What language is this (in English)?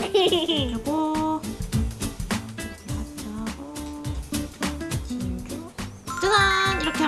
Korean